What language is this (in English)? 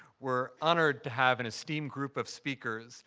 English